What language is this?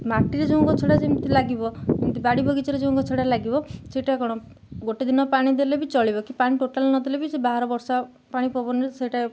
Odia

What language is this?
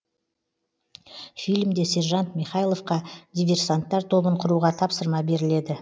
Kazakh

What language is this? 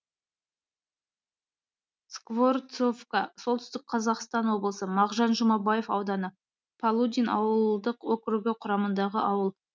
Kazakh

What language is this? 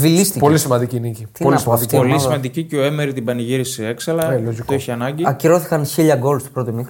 Greek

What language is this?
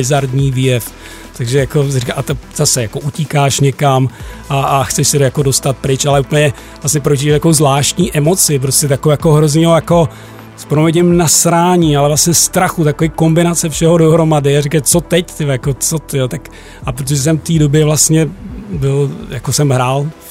Czech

